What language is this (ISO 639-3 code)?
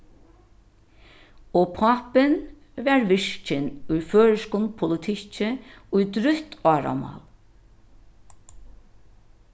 fao